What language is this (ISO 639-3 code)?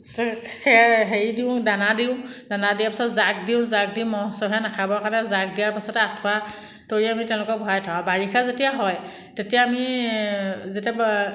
asm